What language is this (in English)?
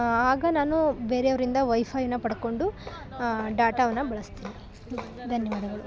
Kannada